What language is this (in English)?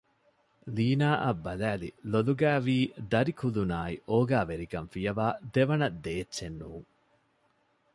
Divehi